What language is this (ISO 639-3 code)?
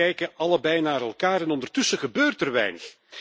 nld